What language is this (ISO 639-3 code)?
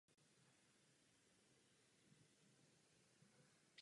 ces